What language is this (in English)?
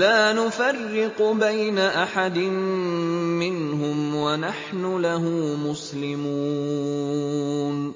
Arabic